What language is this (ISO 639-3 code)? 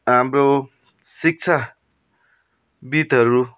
nep